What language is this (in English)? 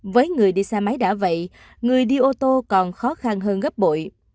Vietnamese